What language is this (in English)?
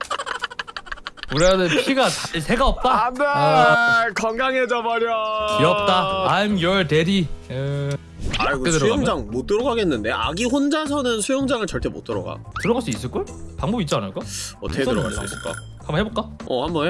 Korean